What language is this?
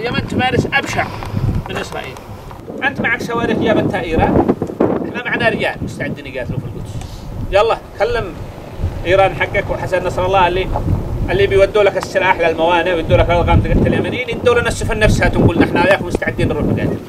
Arabic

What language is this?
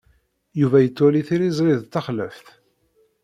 Kabyle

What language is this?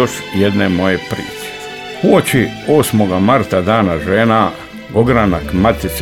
Croatian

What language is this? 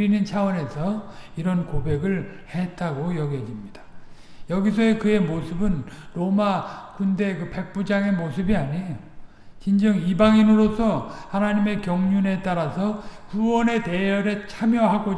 Korean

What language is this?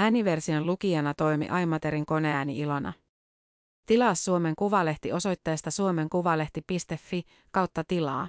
Finnish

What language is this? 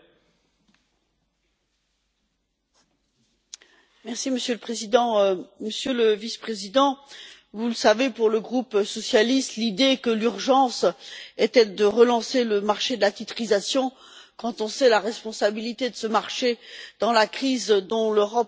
French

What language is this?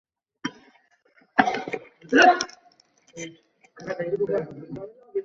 Bangla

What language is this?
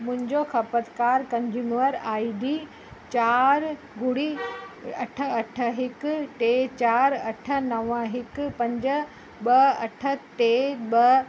Sindhi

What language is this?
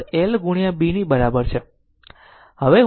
Gujarati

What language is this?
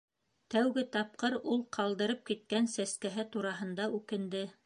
Bashkir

